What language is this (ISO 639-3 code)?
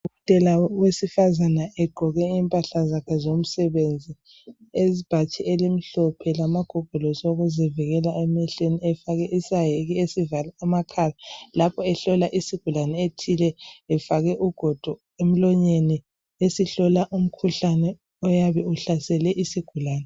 nde